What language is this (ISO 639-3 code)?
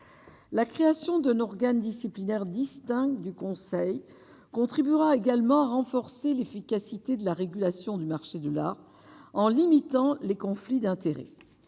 fra